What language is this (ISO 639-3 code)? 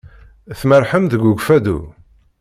kab